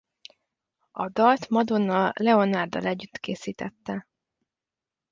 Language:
Hungarian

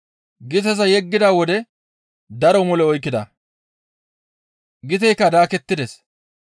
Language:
Gamo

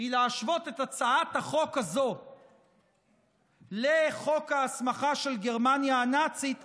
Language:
Hebrew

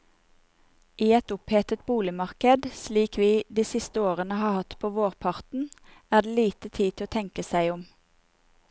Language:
Norwegian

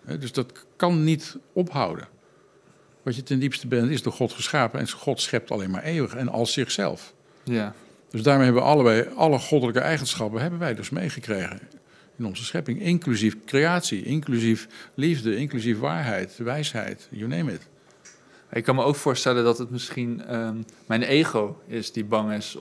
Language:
Dutch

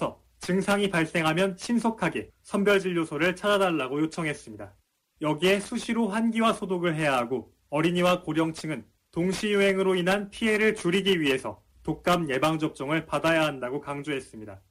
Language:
Korean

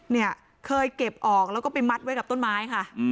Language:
Thai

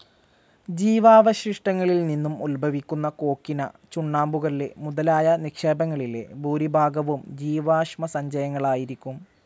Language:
Malayalam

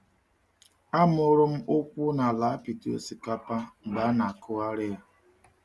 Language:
Igbo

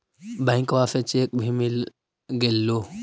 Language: Magahi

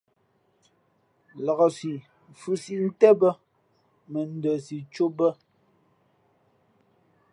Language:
Fe'fe'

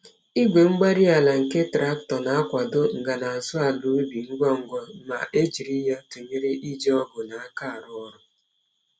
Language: Igbo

